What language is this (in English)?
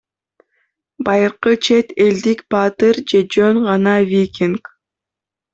Kyrgyz